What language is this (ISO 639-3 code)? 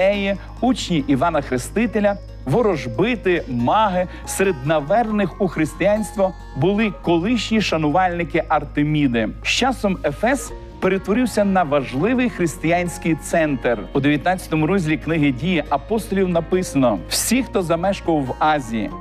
ukr